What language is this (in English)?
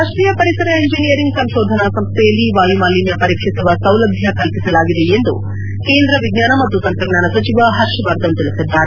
Kannada